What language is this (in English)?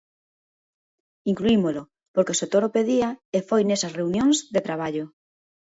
Galician